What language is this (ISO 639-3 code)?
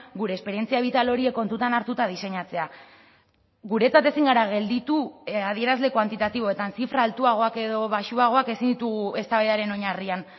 eus